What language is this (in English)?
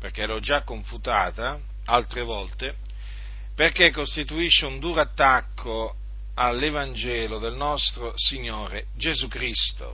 Italian